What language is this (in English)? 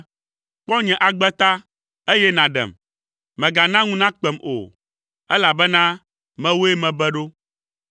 Ewe